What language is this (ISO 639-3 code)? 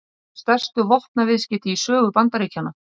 isl